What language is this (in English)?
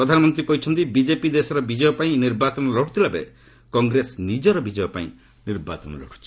Odia